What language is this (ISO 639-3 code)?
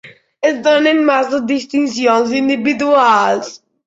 cat